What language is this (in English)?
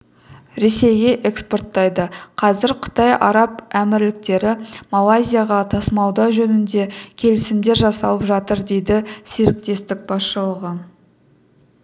Kazakh